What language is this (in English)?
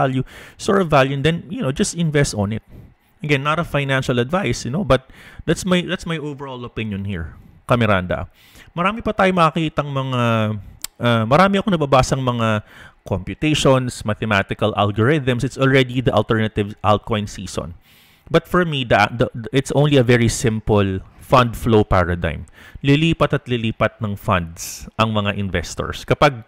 Filipino